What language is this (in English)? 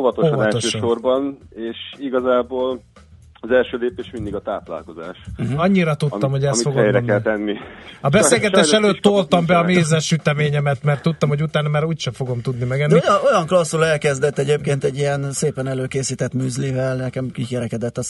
Hungarian